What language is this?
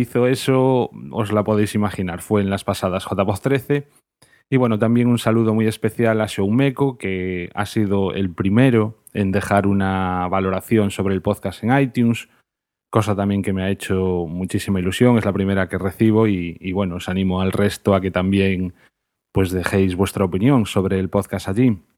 Spanish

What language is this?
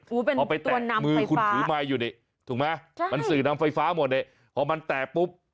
Thai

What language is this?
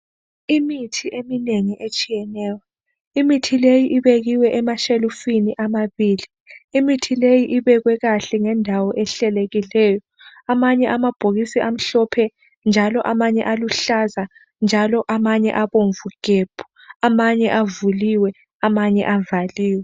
North Ndebele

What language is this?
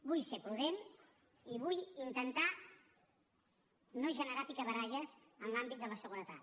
Catalan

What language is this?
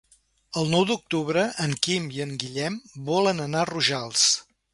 Catalan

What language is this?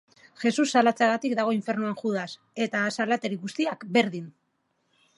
Basque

